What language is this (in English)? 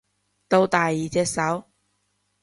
Cantonese